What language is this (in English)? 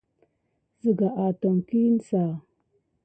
Gidar